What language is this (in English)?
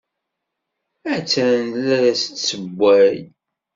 Kabyle